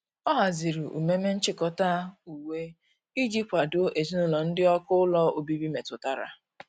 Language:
Igbo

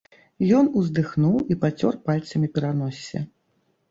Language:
Belarusian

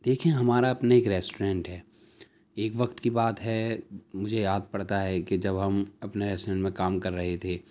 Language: Urdu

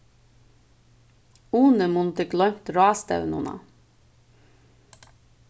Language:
Faroese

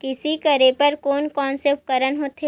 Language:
Chhattisgarhi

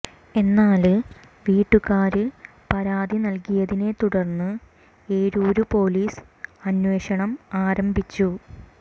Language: Malayalam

